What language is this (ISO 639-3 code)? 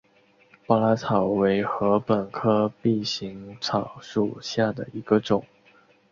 zho